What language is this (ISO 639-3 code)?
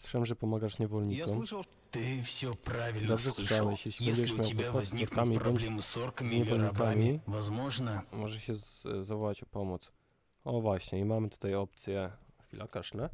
pol